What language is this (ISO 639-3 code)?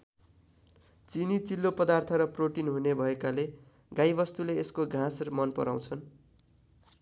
nep